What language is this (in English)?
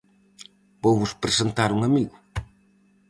Galician